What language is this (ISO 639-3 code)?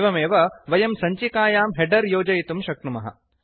san